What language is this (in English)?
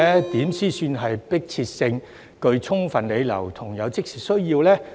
Cantonese